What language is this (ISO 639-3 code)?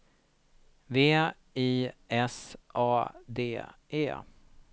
swe